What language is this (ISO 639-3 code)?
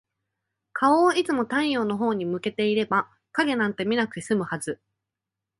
jpn